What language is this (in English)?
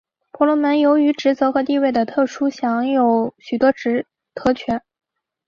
Chinese